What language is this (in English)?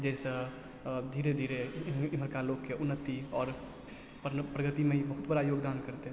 Maithili